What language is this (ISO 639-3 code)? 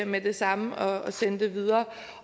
dan